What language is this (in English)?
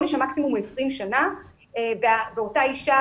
Hebrew